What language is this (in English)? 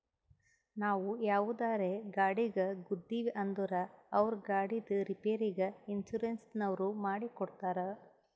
Kannada